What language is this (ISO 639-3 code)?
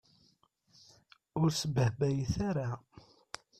kab